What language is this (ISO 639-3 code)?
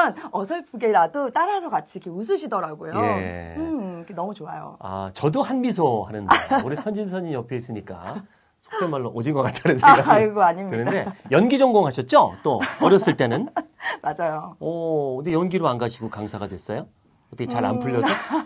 kor